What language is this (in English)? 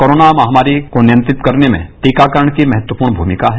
Hindi